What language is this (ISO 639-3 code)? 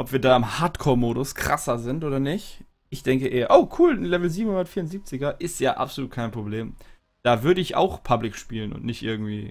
deu